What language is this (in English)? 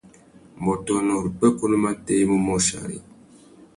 Tuki